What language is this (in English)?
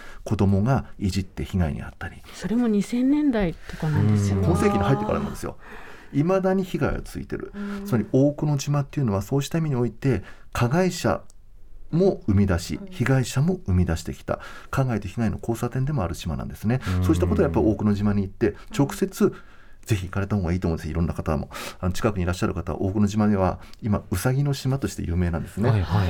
Japanese